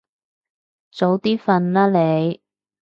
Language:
Cantonese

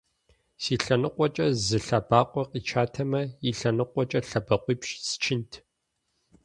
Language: Kabardian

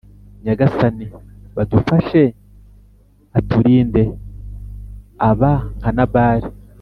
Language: Kinyarwanda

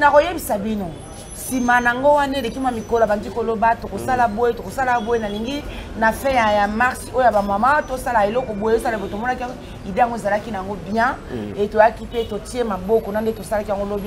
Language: French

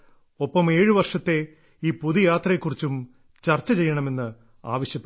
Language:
Malayalam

